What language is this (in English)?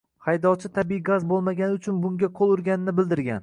Uzbek